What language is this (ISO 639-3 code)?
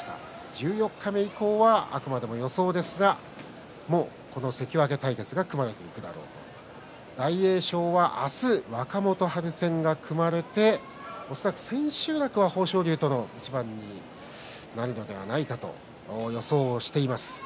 jpn